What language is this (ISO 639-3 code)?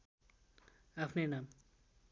nep